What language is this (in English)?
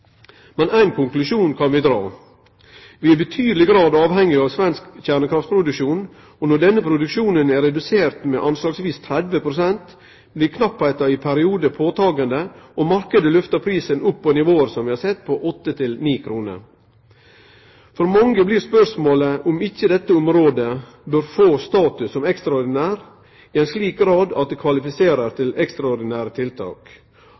Norwegian Nynorsk